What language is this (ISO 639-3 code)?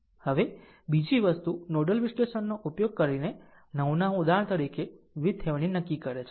guj